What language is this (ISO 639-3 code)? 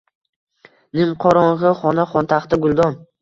uzb